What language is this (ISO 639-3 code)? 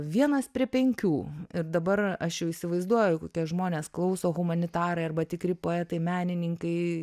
lit